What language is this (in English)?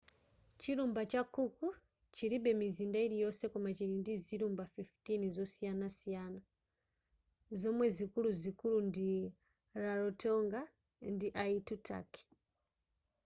Nyanja